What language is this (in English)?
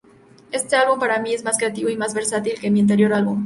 Spanish